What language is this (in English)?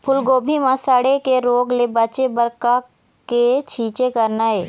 Chhattisgarhi